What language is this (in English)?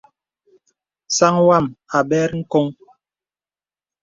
Bebele